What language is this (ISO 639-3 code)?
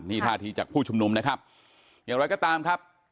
tha